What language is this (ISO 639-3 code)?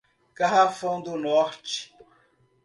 por